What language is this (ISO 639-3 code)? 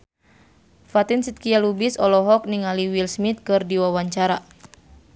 sun